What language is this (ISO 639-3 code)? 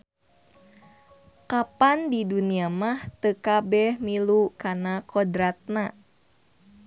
sun